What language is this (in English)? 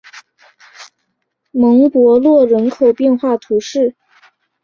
Chinese